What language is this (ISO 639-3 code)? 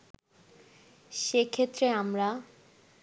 ben